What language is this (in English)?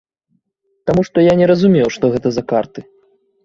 Belarusian